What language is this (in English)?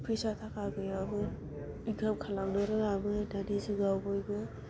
Bodo